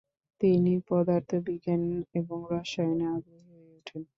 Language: Bangla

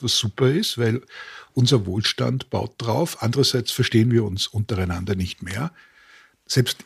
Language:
German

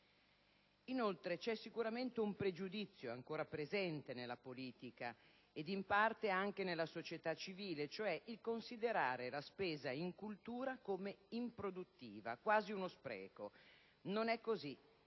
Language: Italian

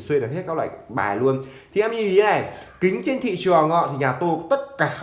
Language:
Vietnamese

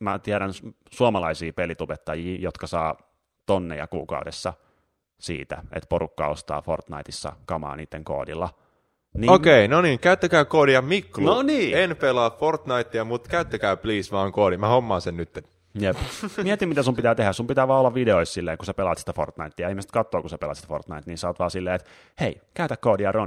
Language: Finnish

